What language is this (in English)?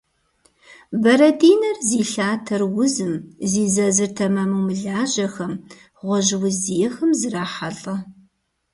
Kabardian